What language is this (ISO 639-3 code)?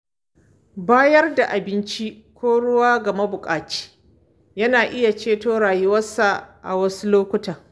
hau